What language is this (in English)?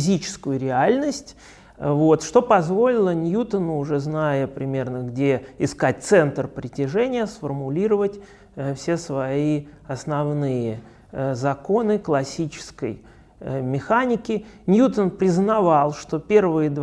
Russian